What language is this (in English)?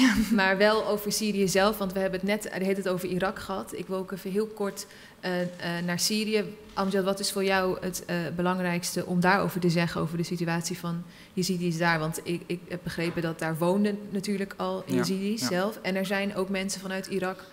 Dutch